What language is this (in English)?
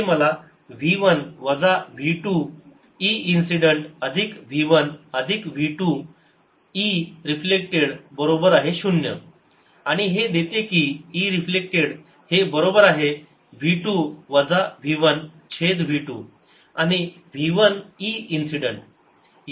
Marathi